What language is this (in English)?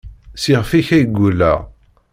Kabyle